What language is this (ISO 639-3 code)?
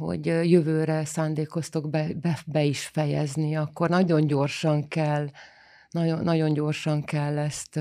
hun